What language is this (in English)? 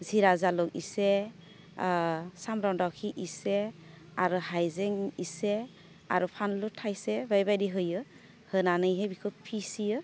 Bodo